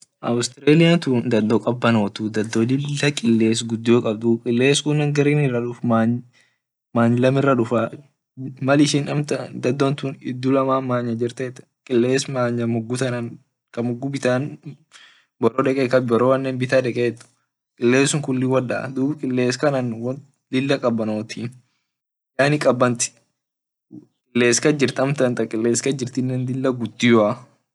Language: Orma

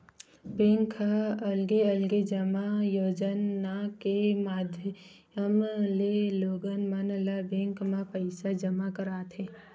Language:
Chhattisgarhi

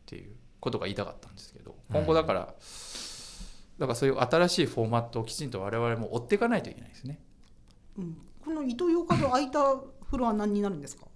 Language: Japanese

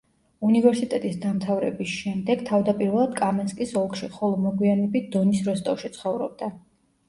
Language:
Georgian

